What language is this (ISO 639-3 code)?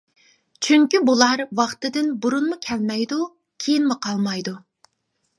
uig